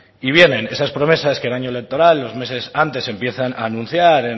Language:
Spanish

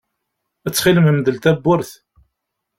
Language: Kabyle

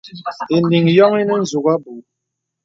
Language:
Bebele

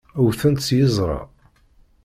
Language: Kabyle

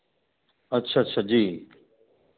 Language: Hindi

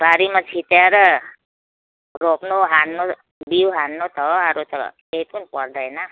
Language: Nepali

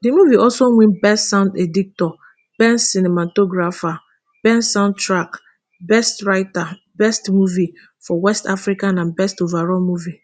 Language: Nigerian Pidgin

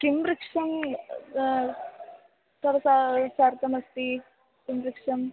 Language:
Sanskrit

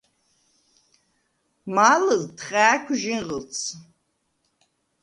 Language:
Svan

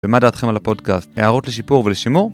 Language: Hebrew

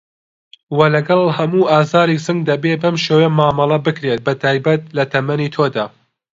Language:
Central Kurdish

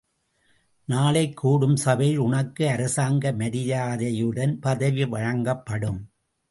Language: Tamil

